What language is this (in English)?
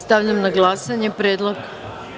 Serbian